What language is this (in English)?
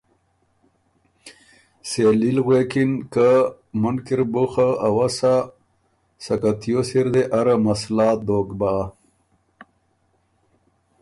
Ormuri